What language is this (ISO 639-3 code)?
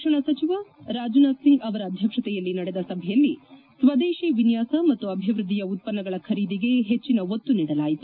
kan